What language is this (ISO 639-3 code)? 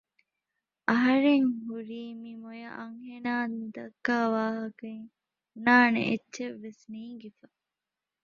div